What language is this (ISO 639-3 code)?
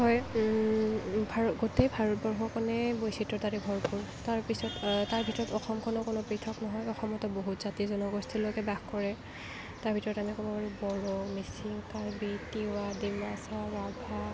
asm